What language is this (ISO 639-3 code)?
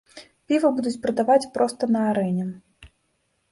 bel